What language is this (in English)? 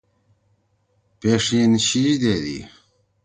Torwali